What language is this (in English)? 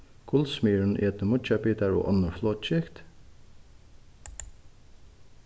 Faroese